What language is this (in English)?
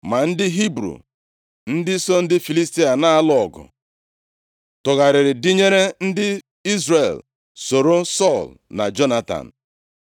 Igbo